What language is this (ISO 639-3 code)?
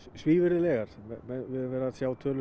isl